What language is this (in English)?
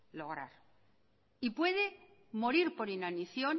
Spanish